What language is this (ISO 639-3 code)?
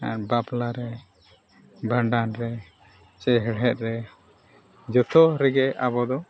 sat